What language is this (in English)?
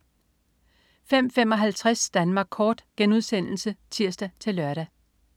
Danish